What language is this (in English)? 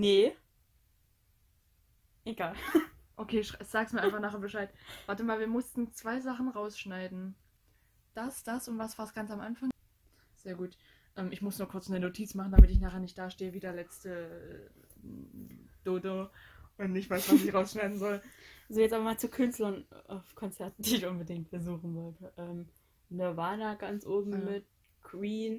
German